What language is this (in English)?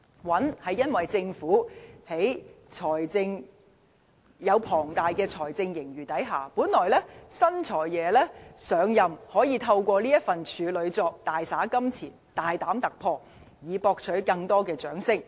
Cantonese